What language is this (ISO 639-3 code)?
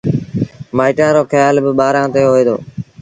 sbn